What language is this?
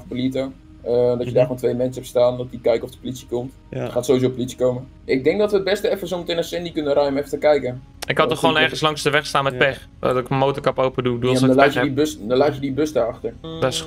Dutch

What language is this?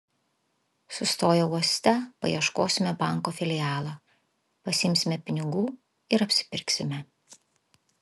Lithuanian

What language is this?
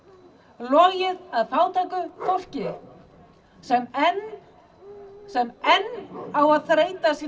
Icelandic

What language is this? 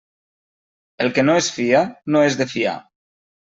Catalan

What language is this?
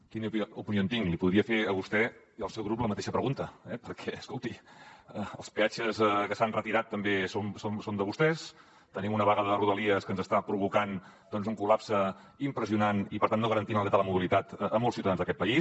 Catalan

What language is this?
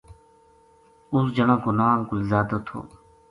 Gujari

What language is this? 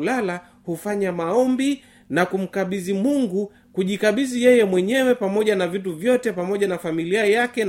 Swahili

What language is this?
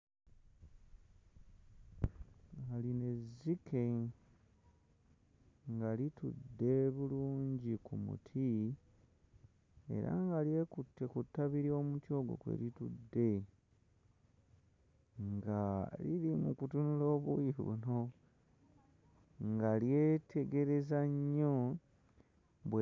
Ganda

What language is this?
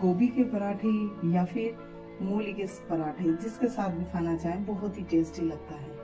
Hindi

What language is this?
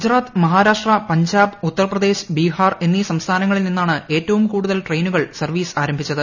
Malayalam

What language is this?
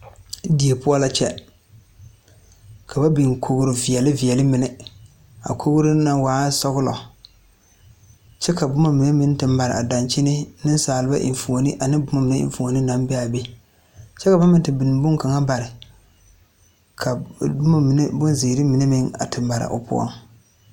Southern Dagaare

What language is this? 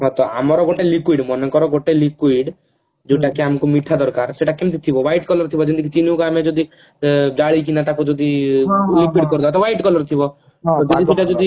Odia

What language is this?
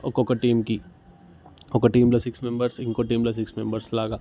Telugu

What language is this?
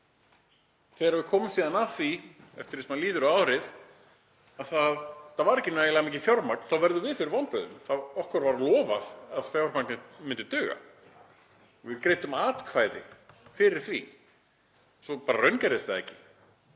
Icelandic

